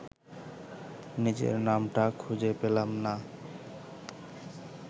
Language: Bangla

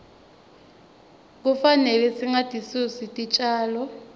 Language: Swati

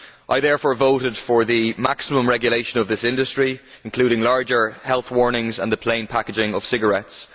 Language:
English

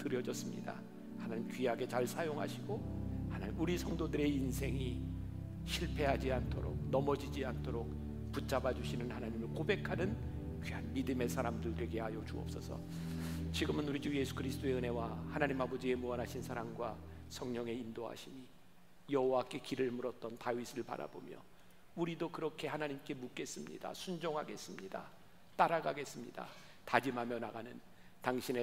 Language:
Korean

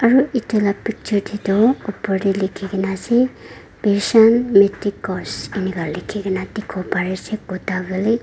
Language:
Naga Pidgin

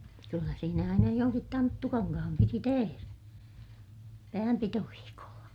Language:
Finnish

